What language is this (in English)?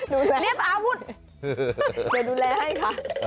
Thai